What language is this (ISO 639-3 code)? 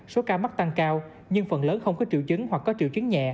vie